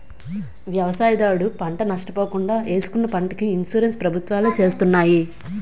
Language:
Telugu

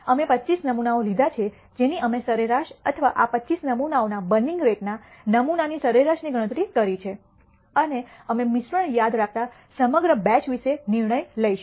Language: Gujarati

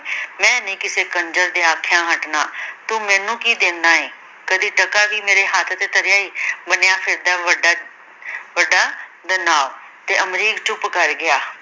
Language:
Punjabi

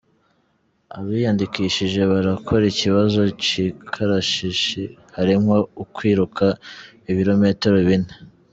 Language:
Kinyarwanda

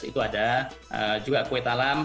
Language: Indonesian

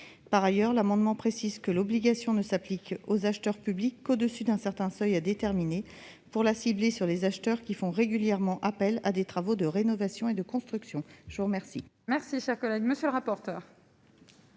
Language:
French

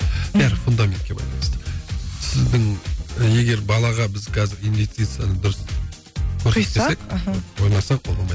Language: Kazakh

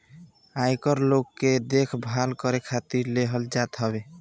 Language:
Bhojpuri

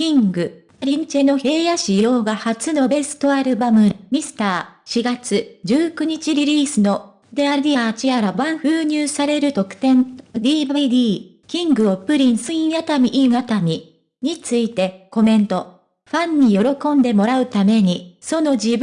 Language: Japanese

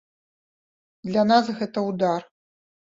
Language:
Belarusian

